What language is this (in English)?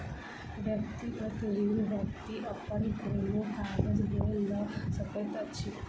Maithili